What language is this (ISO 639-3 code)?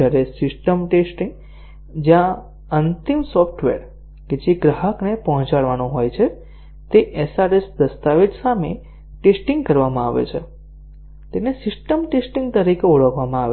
guj